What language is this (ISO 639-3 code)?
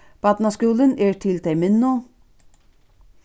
fao